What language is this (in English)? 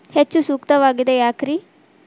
Kannada